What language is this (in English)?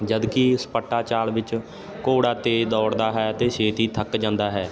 Punjabi